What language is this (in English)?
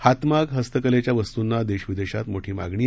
Marathi